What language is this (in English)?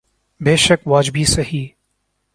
Urdu